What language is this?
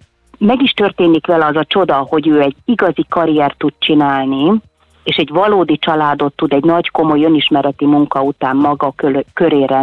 Hungarian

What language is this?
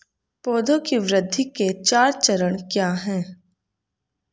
Hindi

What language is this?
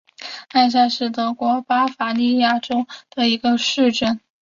Chinese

